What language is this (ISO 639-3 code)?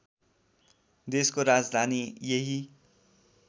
nep